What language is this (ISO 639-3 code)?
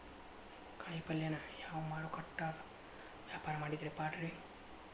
kan